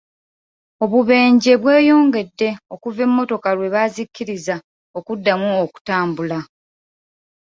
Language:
Ganda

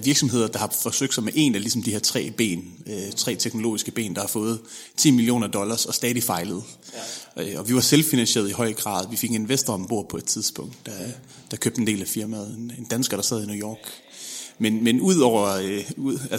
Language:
Danish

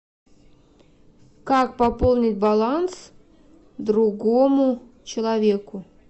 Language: Russian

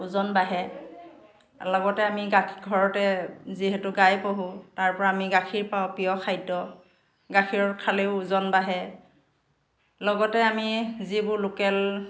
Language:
Assamese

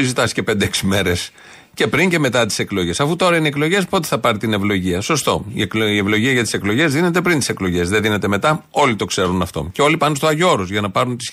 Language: Greek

